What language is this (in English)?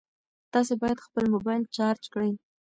Pashto